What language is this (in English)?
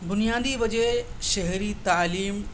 Urdu